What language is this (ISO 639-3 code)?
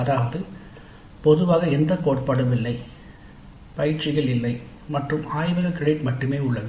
tam